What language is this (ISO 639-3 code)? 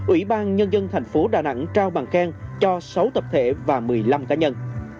vie